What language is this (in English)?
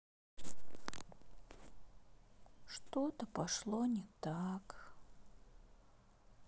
Russian